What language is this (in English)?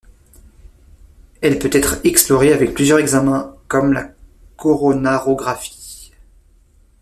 French